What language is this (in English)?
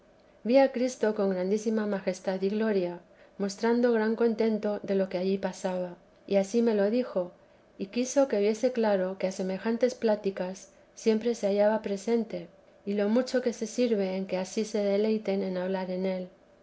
Spanish